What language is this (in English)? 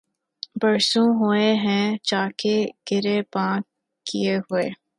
Urdu